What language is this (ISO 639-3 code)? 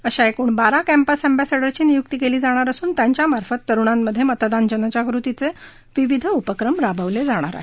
mar